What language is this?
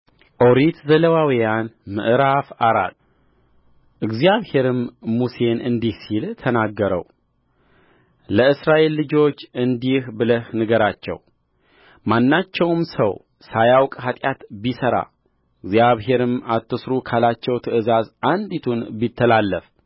Amharic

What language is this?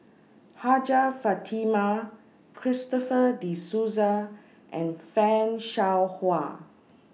English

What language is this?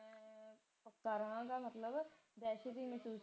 Punjabi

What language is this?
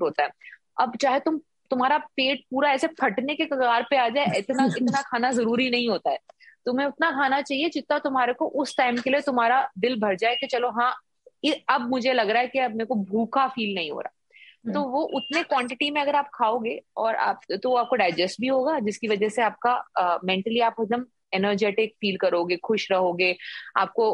Hindi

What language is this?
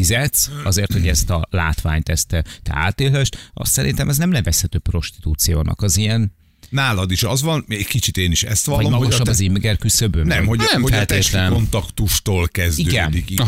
Hungarian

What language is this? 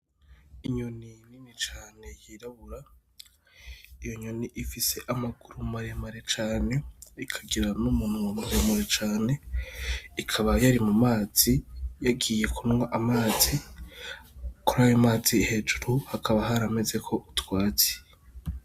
Rundi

